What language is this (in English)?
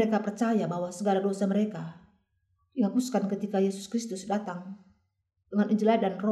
Indonesian